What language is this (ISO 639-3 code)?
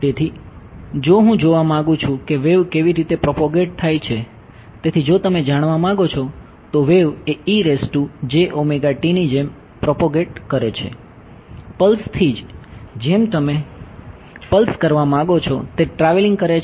guj